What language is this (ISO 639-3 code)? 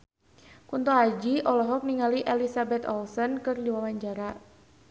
sun